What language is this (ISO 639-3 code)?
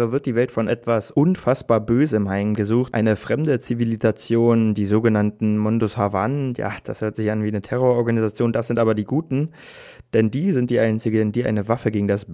deu